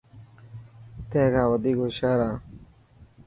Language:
Dhatki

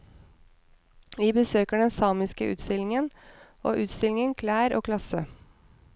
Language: Norwegian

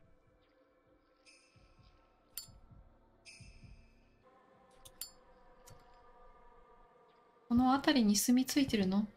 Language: Japanese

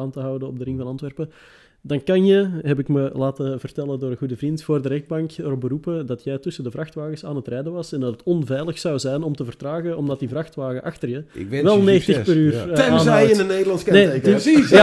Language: Dutch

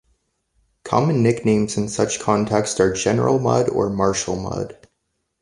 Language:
English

